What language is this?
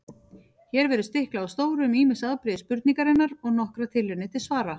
Icelandic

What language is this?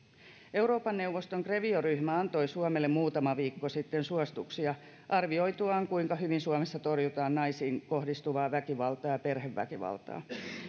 Finnish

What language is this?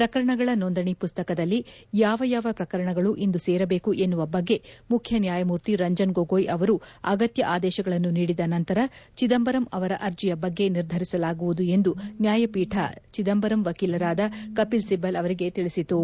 Kannada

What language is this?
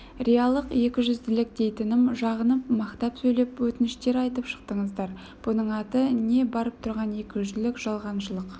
Kazakh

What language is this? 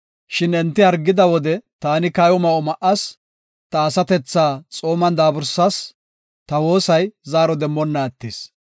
Gofa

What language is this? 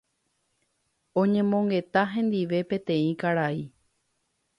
Guarani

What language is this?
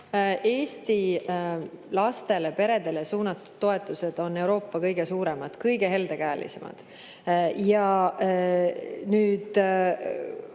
Estonian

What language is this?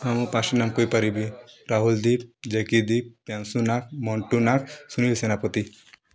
Odia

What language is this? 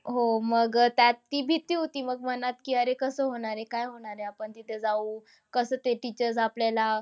Marathi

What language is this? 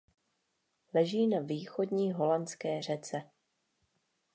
Czech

